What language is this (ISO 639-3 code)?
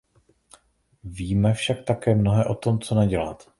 ces